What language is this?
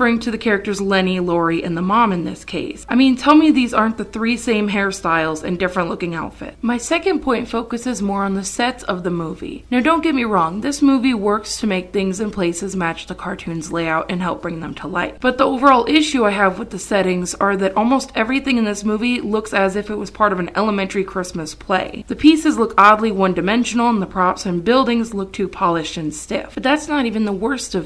English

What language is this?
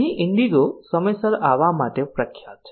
Gujarati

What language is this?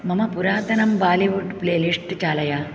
Sanskrit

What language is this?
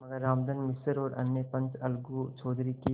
Hindi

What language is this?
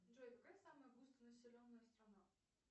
Russian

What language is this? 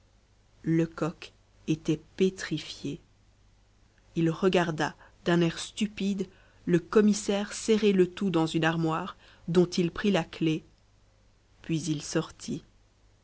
French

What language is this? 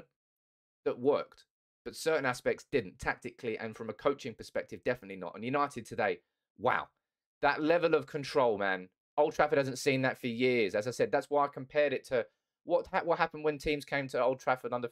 English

